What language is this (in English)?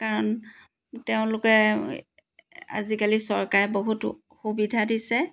Assamese